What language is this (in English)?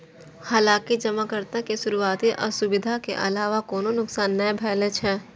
Maithili